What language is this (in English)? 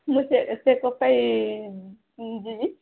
Odia